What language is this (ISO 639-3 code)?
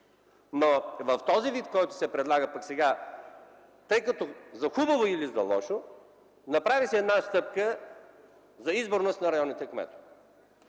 bul